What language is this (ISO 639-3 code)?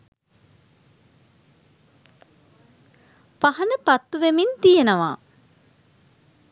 sin